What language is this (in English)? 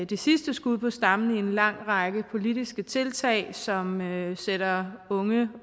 Danish